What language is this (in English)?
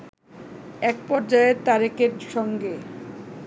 Bangla